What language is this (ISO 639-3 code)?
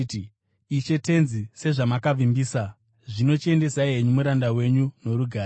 sna